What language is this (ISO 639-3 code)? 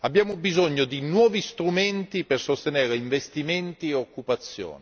ita